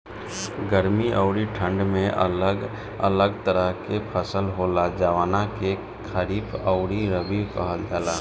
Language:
Bhojpuri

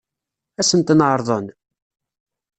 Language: Kabyle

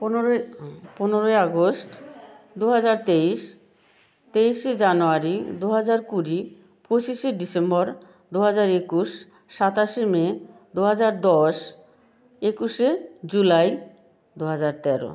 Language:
Bangla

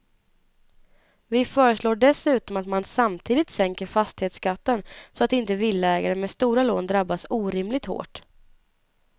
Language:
Swedish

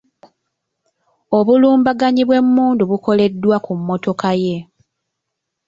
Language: Ganda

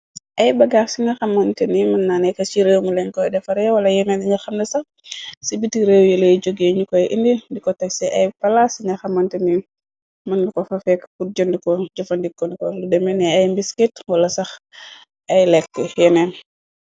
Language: Wolof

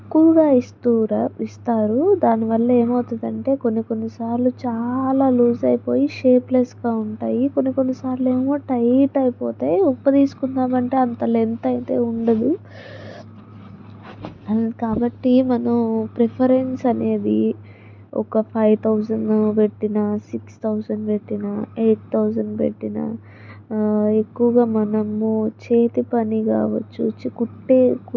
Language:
Telugu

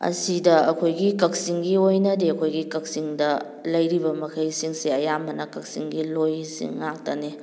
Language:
Manipuri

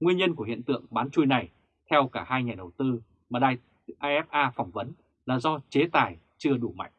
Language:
Vietnamese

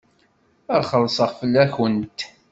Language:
Kabyle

